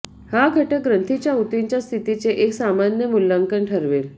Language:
Marathi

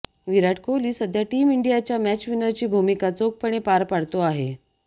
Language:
Marathi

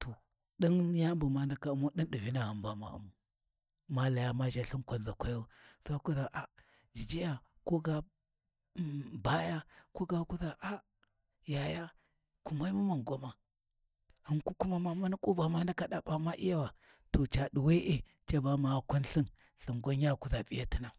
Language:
Warji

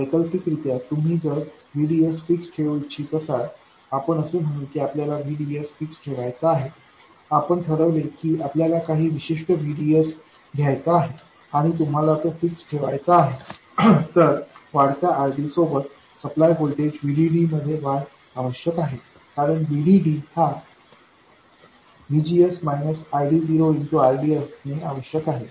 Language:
Marathi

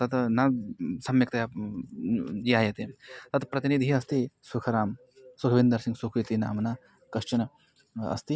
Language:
Sanskrit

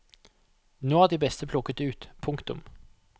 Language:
Norwegian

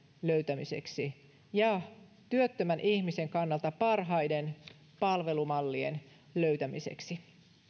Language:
Finnish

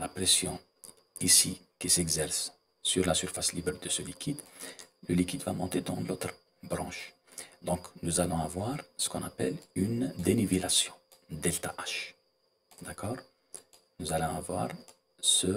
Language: French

